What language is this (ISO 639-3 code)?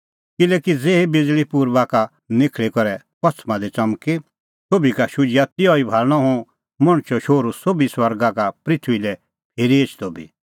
kfx